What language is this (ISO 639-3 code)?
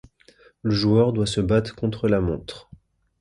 fra